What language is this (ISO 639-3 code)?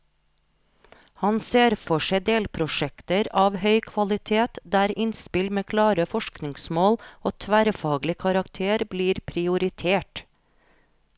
nor